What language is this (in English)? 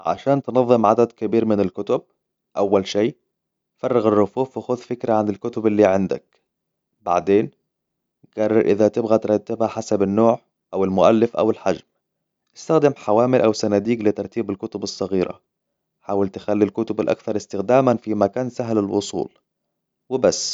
Hijazi Arabic